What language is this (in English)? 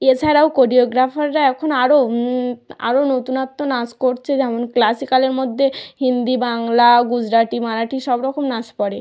Bangla